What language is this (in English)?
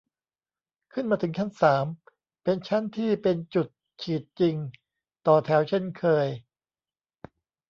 Thai